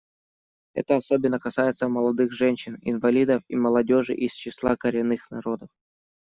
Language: Russian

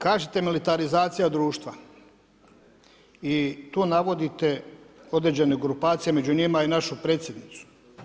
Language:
Croatian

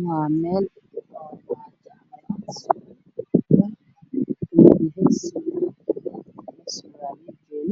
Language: Somali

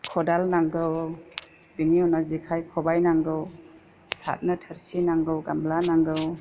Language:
Bodo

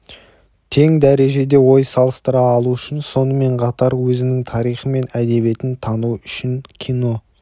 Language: Kazakh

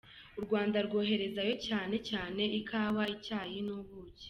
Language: Kinyarwanda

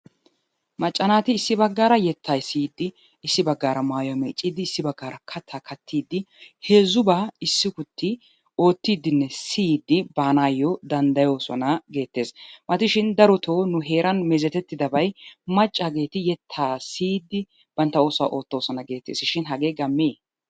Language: Wolaytta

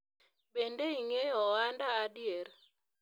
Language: Luo (Kenya and Tanzania)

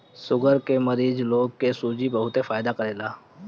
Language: Bhojpuri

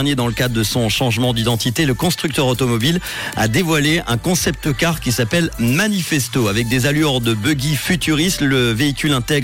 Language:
French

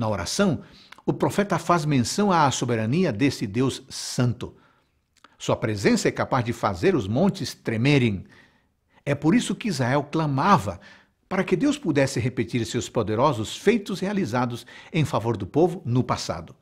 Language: Portuguese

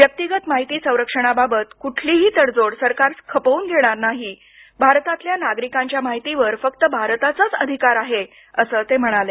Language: Marathi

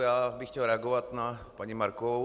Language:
Czech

